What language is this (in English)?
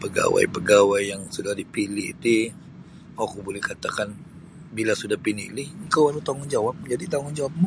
Sabah Bisaya